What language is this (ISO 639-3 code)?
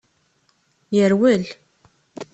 kab